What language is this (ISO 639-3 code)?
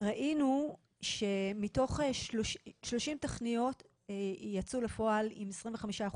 heb